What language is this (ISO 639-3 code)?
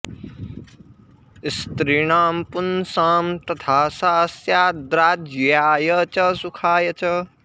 san